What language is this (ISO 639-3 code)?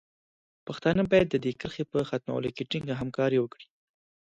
pus